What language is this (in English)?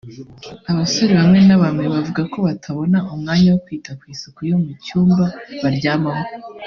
Kinyarwanda